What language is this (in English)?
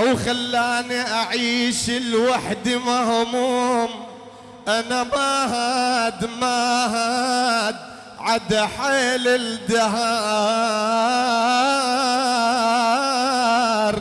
Arabic